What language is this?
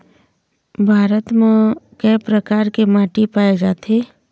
Chhattisgarhi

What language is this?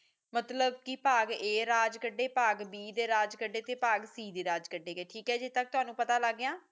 Punjabi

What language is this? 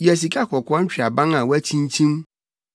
Akan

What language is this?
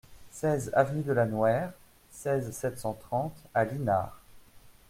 French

